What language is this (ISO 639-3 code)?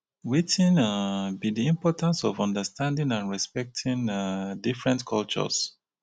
pcm